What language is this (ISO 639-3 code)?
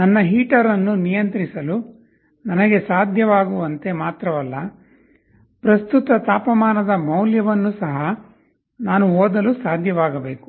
kan